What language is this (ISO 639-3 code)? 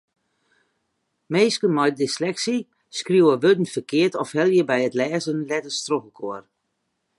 fry